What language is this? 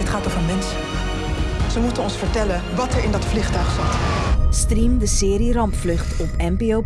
Dutch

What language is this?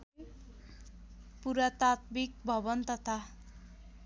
Nepali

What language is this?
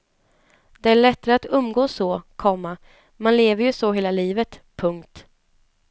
Swedish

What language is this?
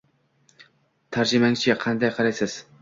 Uzbek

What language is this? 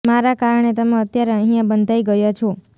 Gujarati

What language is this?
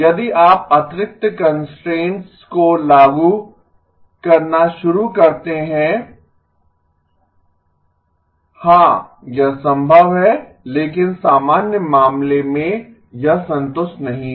Hindi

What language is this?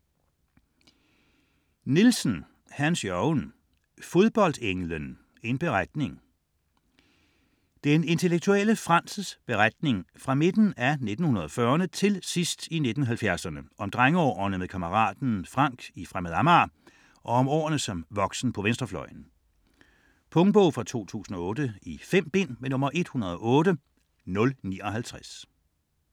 Danish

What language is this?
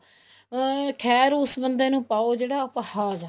Punjabi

